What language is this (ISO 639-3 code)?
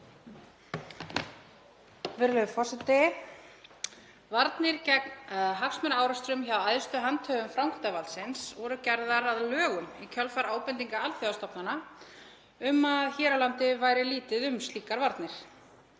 isl